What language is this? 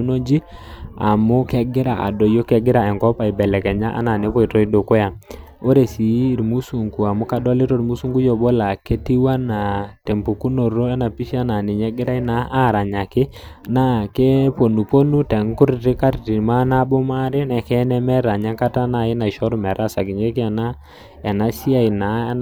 Masai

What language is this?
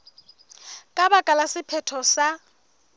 Southern Sotho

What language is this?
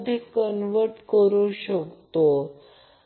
Marathi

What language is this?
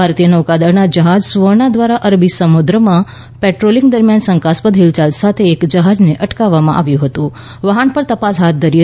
Gujarati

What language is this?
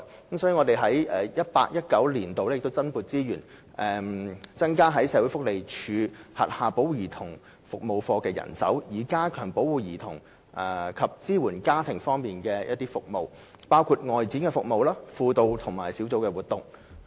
Cantonese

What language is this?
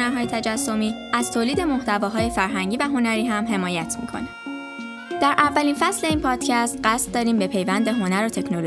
Persian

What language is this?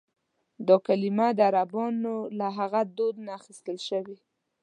Pashto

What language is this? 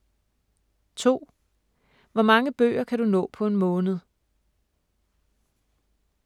Danish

